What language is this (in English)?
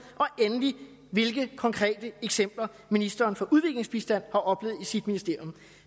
Danish